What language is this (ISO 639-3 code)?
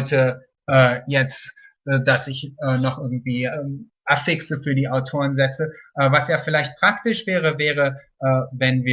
deu